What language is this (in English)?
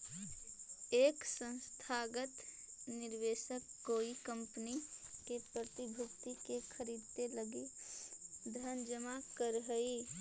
Magahi